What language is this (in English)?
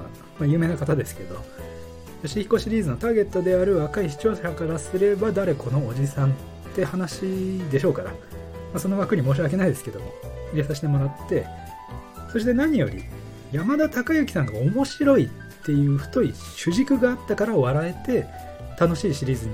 Japanese